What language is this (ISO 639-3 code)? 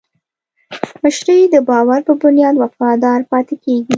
pus